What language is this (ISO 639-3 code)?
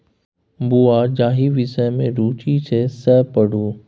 mai